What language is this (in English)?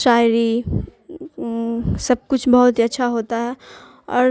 Urdu